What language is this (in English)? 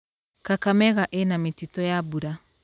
Kikuyu